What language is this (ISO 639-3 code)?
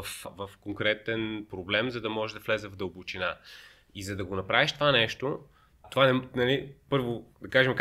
bul